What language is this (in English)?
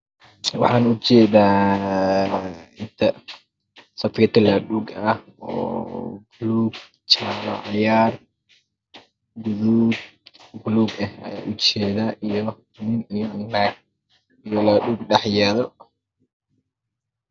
Somali